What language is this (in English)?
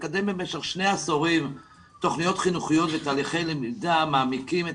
Hebrew